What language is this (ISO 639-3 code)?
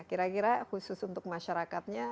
ind